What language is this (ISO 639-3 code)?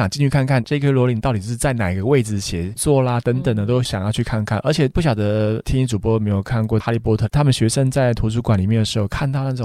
zho